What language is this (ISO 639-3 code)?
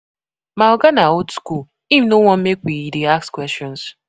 pcm